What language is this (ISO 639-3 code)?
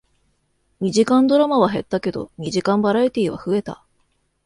jpn